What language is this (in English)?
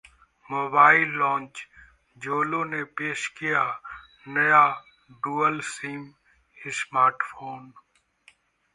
Hindi